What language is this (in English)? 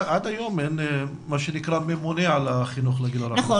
Hebrew